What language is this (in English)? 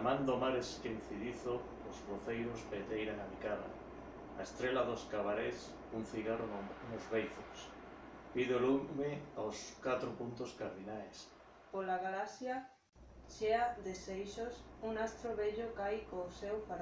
Galician